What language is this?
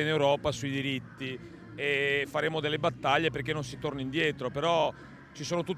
Italian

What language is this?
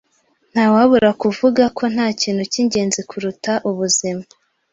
Kinyarwanda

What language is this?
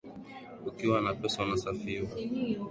Swahili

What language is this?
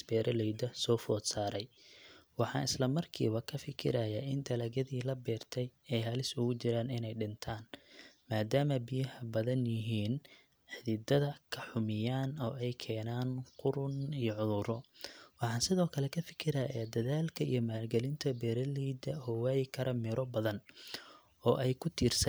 Somali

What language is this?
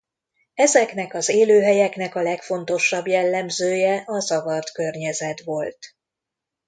Hungarian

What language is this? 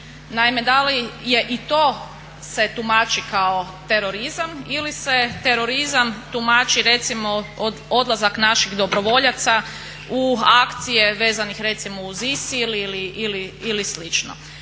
Croatian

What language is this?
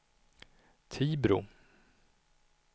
Swedish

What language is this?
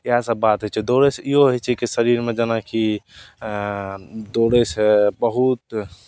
Maithili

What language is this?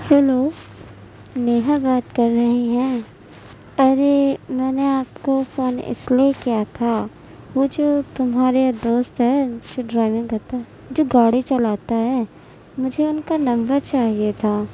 Urdu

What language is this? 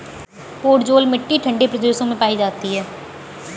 Hindi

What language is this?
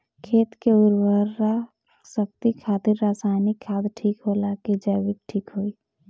Bhojpuri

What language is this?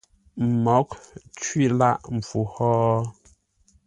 Ngombale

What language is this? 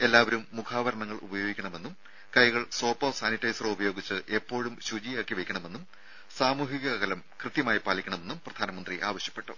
Malayalam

